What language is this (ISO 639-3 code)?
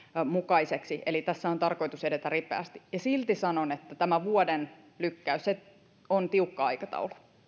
fin